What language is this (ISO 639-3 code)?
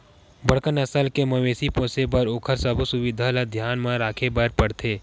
hne